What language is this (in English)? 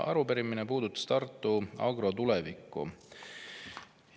Estonian